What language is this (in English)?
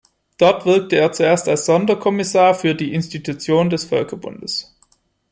German